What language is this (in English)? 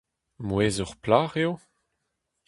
Breton